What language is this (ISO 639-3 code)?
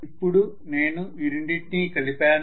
tel